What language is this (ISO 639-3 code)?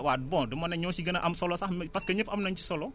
wol